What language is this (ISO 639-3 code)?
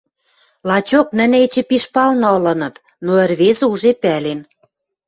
mrj